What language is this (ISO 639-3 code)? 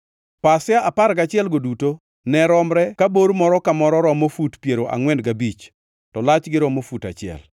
luo